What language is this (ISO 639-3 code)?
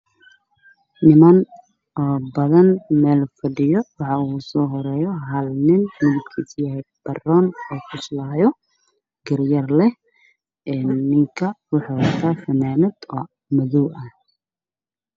som